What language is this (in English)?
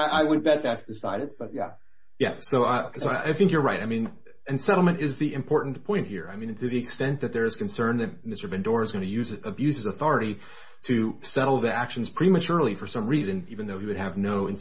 English